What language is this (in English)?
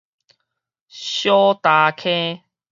Min Nan Chinese